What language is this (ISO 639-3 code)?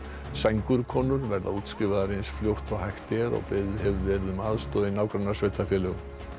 isl